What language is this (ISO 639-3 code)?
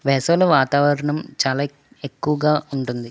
tel